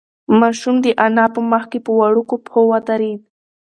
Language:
Pashto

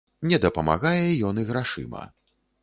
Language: Belarusian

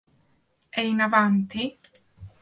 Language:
Italian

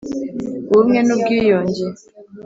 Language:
Kinyarwanda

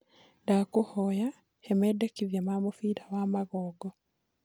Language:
Kikuyu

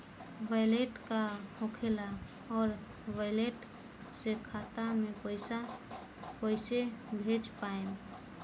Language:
Bhojpuri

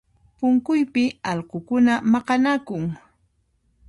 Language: Puno Quechua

